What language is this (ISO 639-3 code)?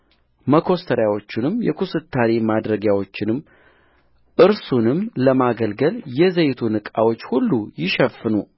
amh